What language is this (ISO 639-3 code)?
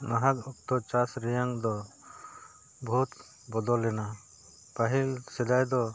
sat